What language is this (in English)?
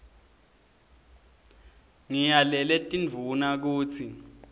Swati